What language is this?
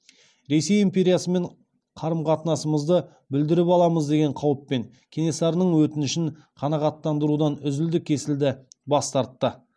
Kazakh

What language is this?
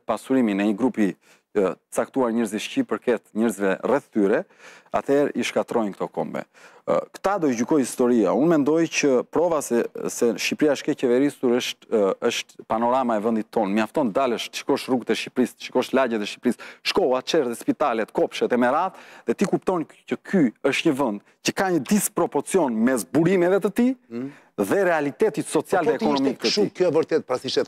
Romanian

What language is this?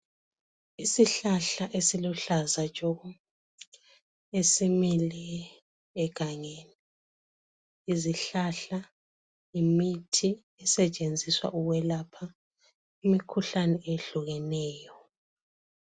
North Ndebele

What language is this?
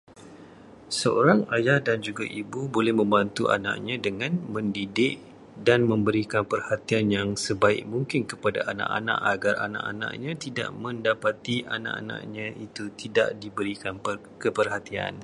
Malay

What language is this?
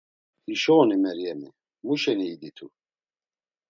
Laz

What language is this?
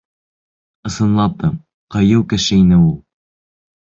Bashkir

